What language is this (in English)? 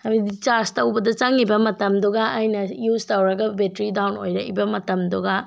Manipuri